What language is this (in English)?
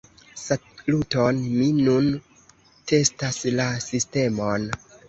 Esperanto